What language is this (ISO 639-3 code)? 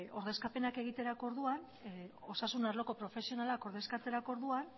eus